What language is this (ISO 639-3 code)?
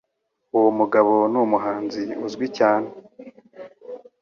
kin